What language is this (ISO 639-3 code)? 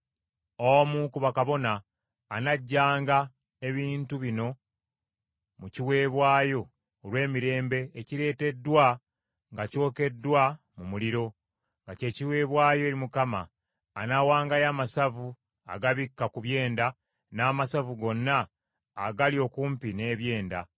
lug